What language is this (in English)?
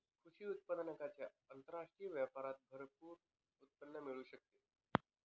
Marathi